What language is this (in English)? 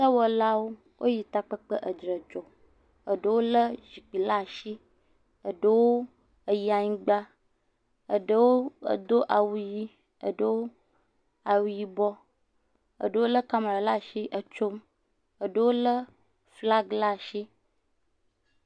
Ewe